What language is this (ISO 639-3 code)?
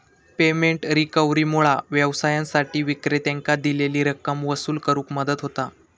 mar